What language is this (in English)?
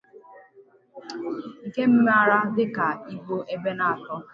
Igbo